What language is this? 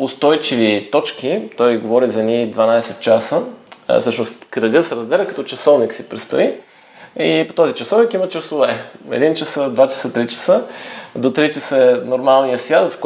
Bulgarian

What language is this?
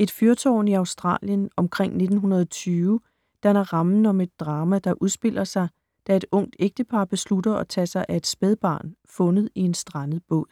Danish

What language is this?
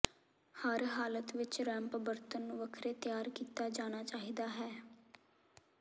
Punjabi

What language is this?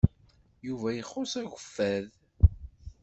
Kabyle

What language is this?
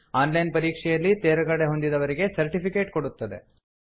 Kannada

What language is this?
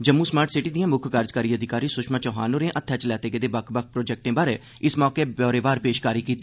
Dogri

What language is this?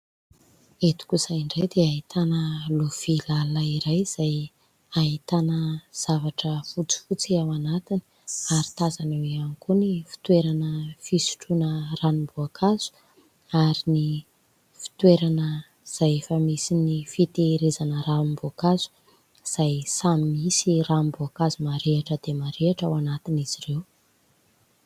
Malagasy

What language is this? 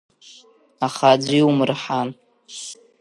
Abkhazian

